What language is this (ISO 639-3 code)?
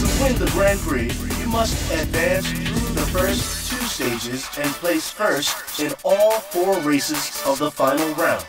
eng